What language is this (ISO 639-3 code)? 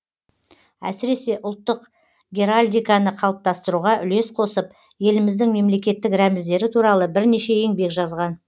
kaz